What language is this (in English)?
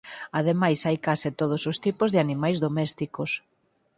Galician